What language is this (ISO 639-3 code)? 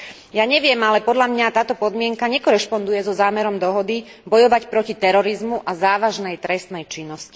slk